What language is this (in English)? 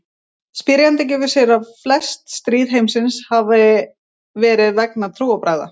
Icelandic